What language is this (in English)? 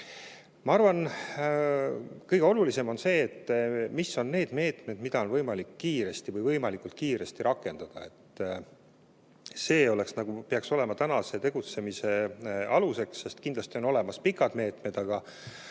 Estonian